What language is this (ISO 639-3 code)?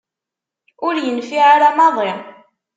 kab